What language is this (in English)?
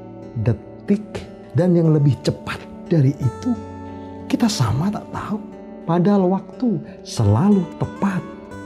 Indonesian